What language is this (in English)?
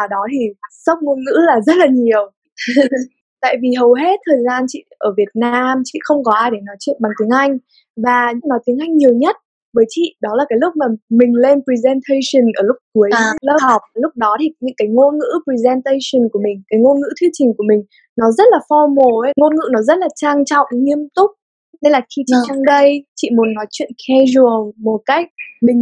Vietnamese